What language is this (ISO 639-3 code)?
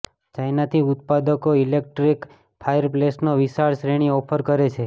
guj